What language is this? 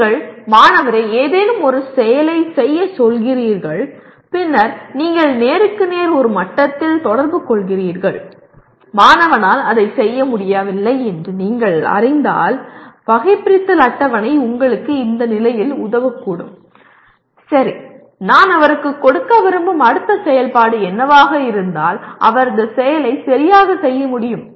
Tamil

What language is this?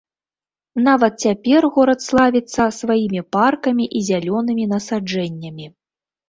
Belarusian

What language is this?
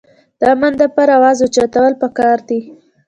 Pashto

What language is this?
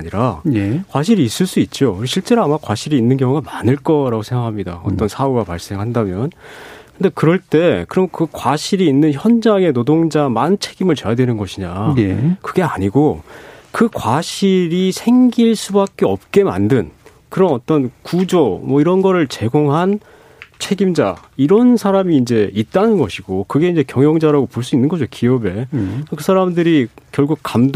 Korean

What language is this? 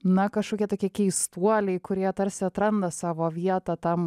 Lithuanian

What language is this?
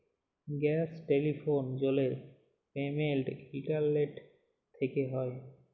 Bangla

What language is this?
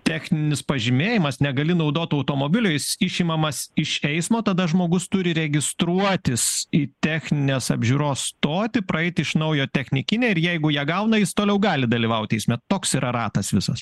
Lithuanian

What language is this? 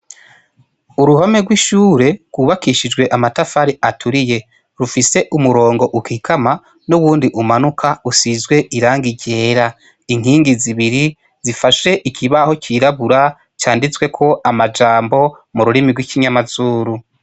Rundi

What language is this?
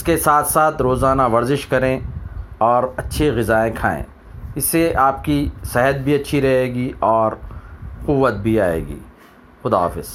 Telugu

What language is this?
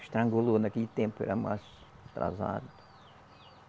Portuguese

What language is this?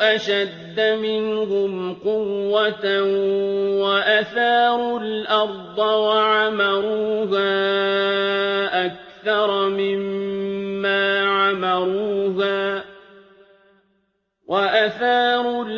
Arabic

